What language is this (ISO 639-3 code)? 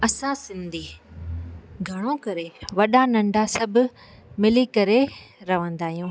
snd